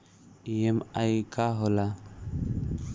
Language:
Bhojpuri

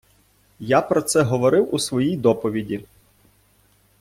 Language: Ukrainian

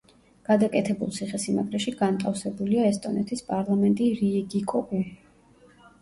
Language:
Georgian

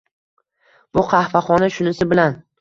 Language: Uzbek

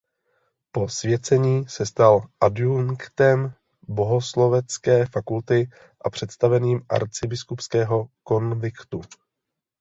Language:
Czech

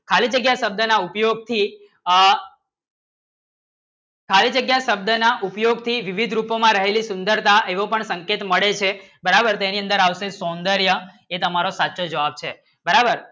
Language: Gujarati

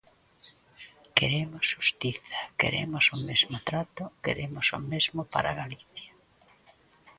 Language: Galician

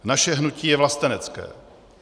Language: Czech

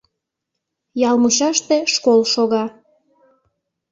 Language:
Mari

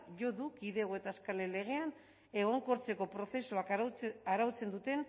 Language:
Basque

